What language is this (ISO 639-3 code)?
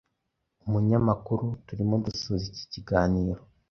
kin